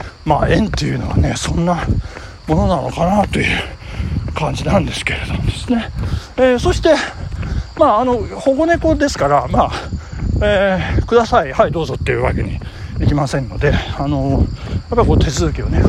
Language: Japanese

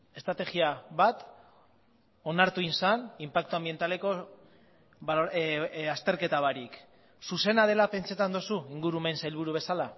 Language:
Basque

